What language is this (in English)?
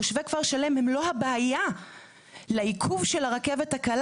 Hebrew